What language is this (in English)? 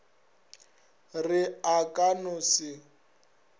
Northern Sotho